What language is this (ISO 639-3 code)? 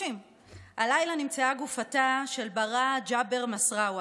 heb